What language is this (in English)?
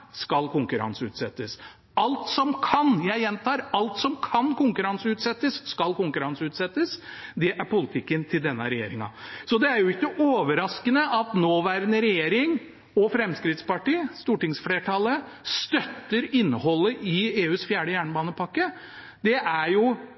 Norwegian Bokmål